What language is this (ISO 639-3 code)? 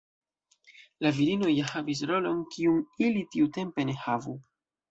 epo